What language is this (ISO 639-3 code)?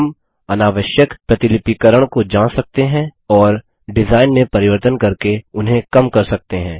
hin